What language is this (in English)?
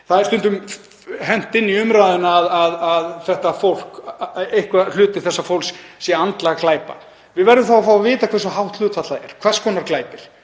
Icelandic